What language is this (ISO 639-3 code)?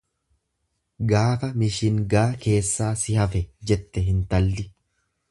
orm